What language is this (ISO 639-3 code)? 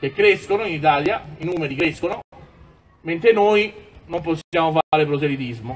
ita